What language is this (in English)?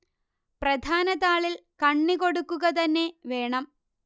Malayalam